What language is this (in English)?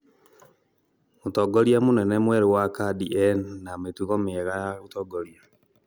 Kikuyu